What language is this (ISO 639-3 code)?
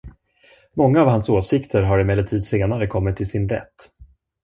swe